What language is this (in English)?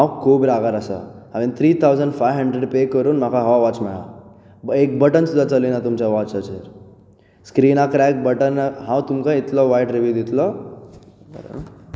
Konkani